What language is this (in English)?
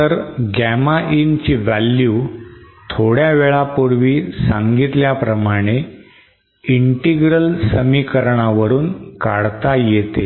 Marathi